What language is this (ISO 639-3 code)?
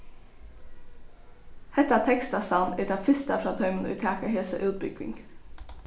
fao